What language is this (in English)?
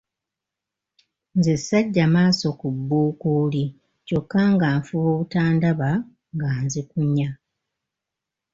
Ganda